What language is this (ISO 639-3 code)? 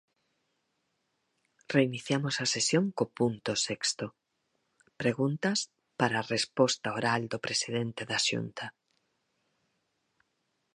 glg